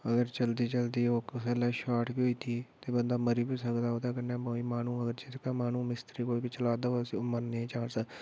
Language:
Dogri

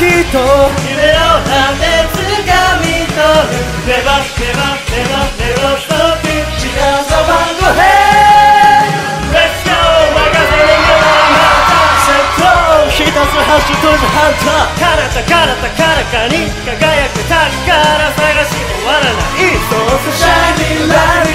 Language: Korean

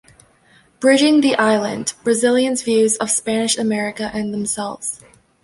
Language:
English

